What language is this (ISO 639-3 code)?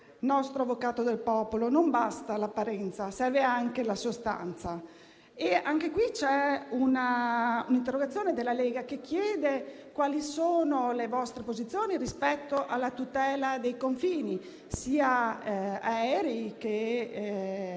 ita